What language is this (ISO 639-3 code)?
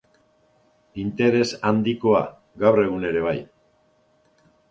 eus